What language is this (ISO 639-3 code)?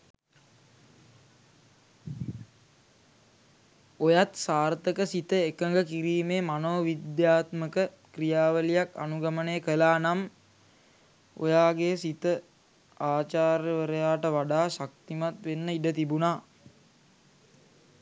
sin